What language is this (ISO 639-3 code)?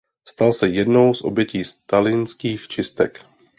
ces